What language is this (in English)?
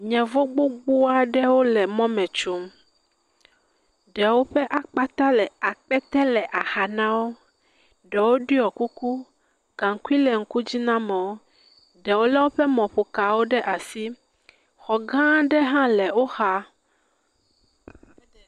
Ewe